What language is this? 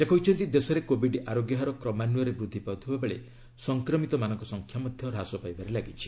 Odia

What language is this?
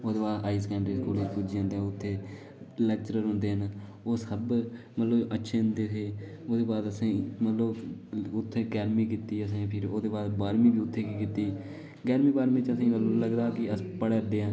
Dogri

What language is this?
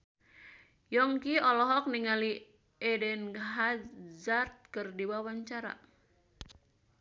Sundanese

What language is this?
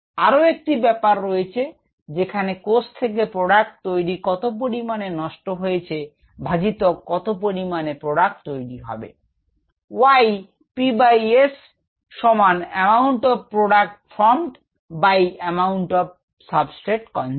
Bangla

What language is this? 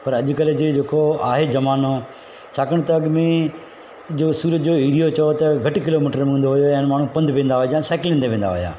Sindhi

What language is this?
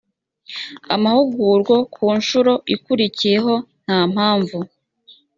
Kinyarwanda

